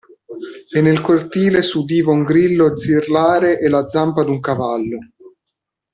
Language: Italian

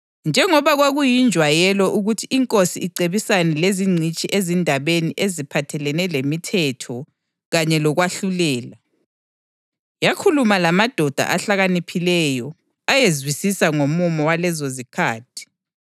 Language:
North Ndebele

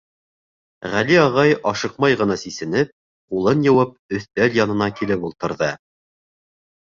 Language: Bashkir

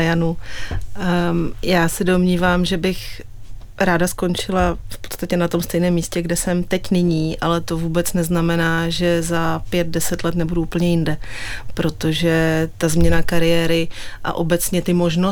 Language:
Czech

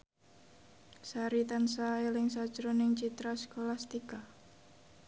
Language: Javanese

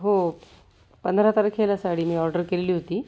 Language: Marathi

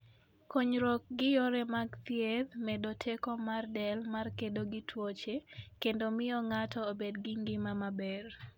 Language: Luo (Kenya and Tanzania)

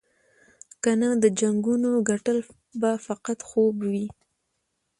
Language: Pashto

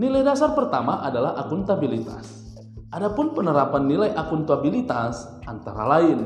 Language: Indonesian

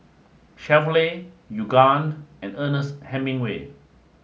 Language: English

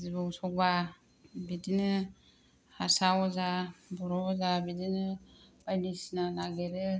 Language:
Bodo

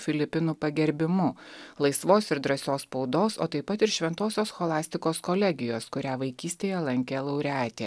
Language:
Lithuanian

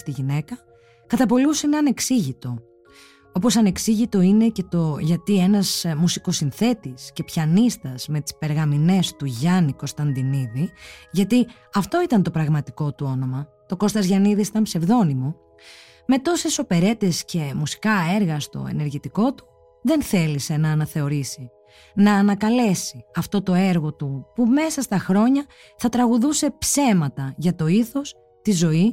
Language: Greek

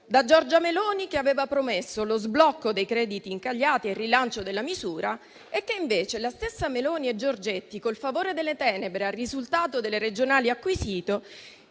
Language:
Italian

